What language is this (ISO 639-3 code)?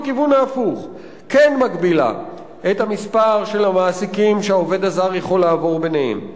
heb